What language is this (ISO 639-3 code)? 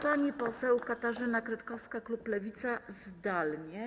pol